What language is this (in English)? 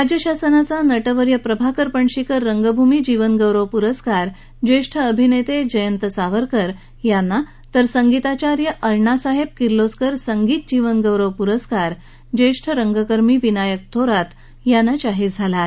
Marathi